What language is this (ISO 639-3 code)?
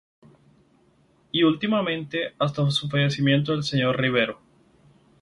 spa